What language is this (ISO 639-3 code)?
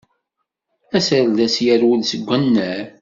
kab